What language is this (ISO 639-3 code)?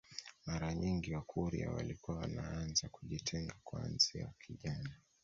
swa